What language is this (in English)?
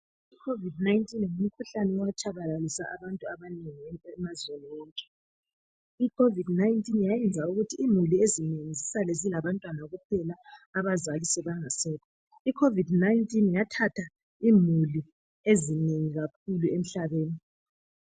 North Ndebele